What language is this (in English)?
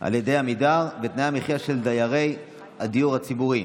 Hebrew